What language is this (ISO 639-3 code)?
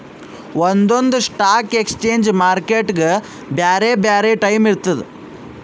kan